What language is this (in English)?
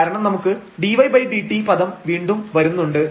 Malayalam